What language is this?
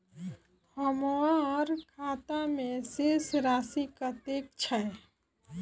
Maithili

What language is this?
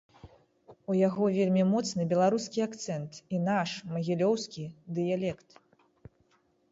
Belarusian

